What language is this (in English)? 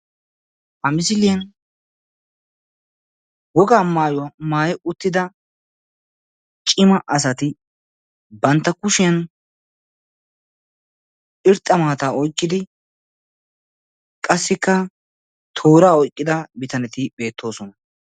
Wolaytta